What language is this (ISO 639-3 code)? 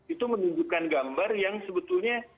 ind